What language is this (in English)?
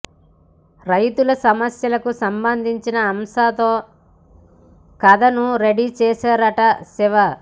Telugu